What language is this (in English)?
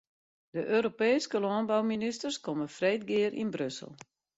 Western Frisian